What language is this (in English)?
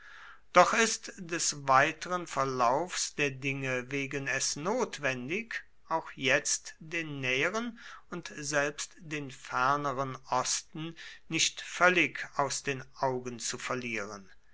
German